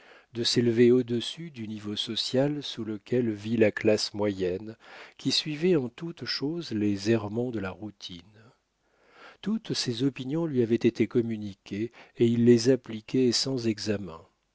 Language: French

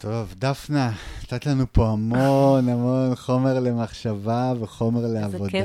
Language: Hebrew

